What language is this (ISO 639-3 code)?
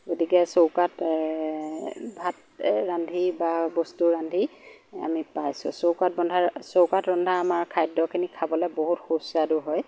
asm